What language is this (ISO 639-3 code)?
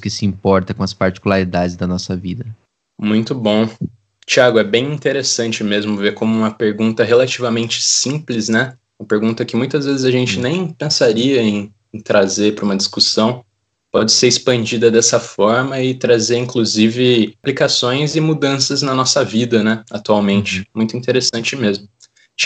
por